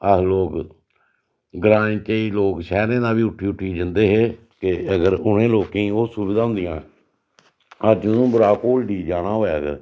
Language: Dogri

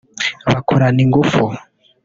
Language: Kinyarwanda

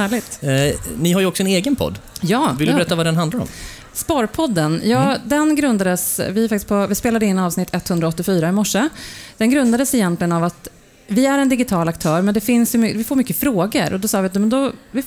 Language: Swedish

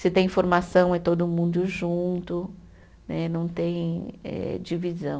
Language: Portuguese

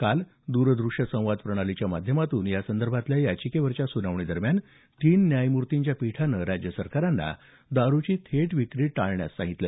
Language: Marathi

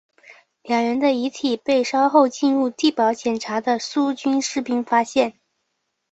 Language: Chinese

